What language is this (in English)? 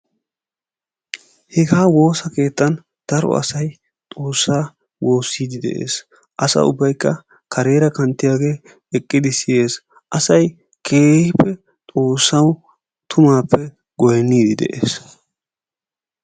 Wolaytta